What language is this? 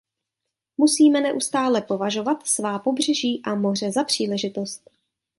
Czech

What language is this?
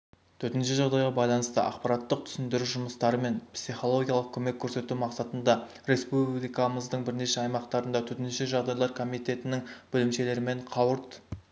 Kazakh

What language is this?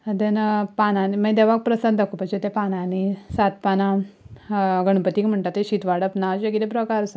Konkani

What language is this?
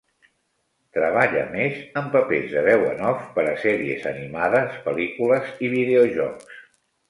Catalan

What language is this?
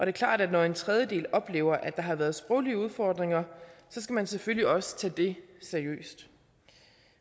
Danish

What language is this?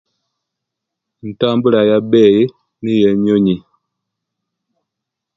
Kenyi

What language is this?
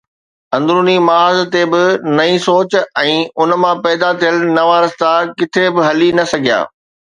Sindhi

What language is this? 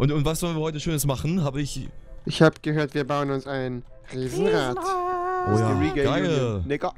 German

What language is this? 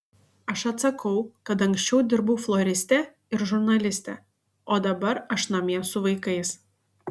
Lithuanian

